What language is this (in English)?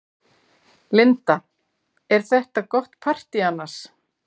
Icelandic